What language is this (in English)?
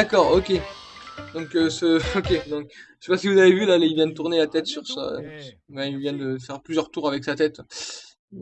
French